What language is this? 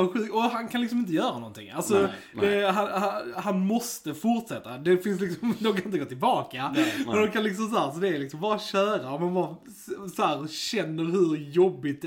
Swedish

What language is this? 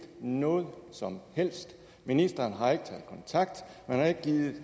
Danish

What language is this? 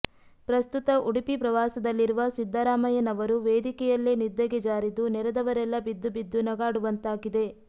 Kannada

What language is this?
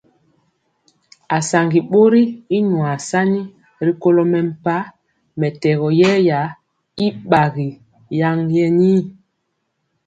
Mpiemo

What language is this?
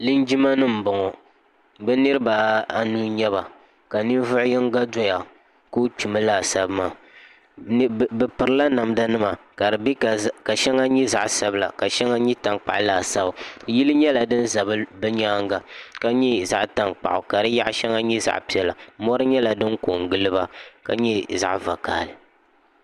Dagbani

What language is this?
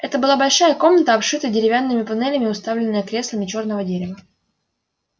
Russian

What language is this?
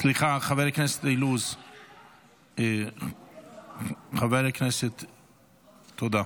Hebrew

